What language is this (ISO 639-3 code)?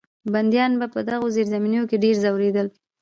pus